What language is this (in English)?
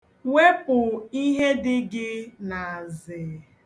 Igbo